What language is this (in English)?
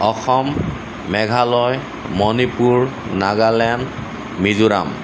Assamese